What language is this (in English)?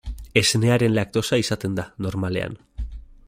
Basque